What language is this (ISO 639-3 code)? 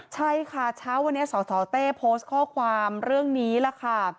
tha